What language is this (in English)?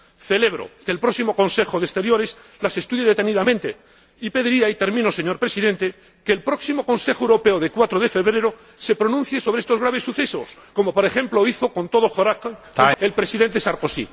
Spanish